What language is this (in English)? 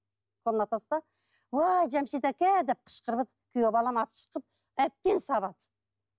Kazakh